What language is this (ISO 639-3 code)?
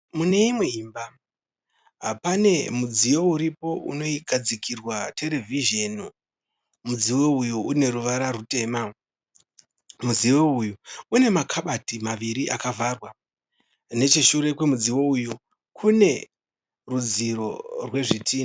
sna